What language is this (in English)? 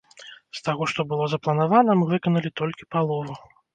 Belarusian